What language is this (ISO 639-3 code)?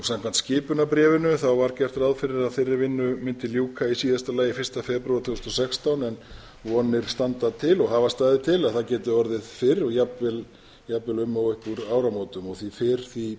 isl